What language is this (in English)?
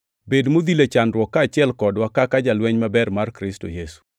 Luo (Kenya and Tanzania)